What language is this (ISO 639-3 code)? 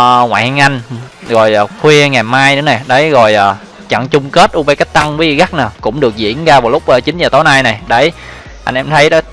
vie